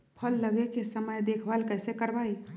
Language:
Magahi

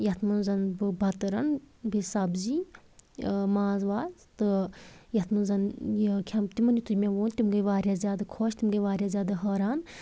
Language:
Kashmiri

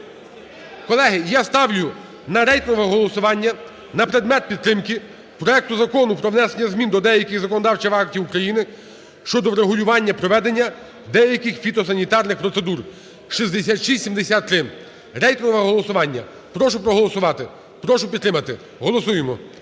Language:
Ukrainian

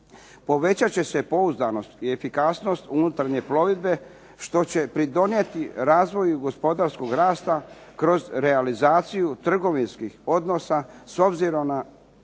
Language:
Croatian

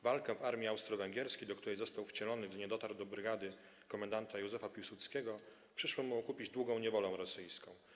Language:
Polish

